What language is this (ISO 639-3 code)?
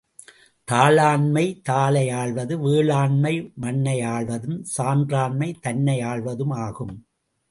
tam